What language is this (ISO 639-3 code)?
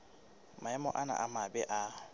sot